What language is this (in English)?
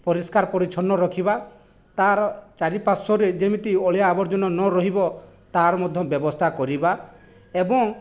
Odia